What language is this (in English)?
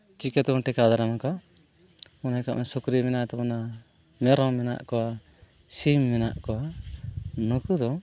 Santali